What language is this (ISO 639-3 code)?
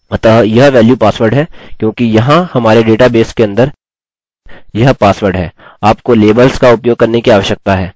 hin